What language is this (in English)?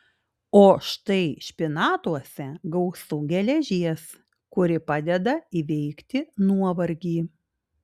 Lithuanian